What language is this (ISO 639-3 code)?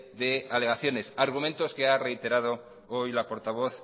spa